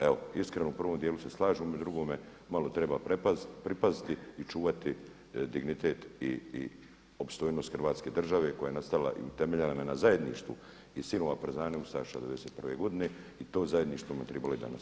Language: Croatian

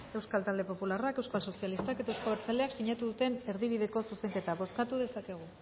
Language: Basque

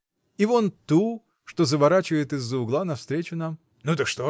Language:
Russian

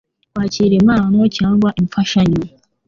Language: Kinyarwanda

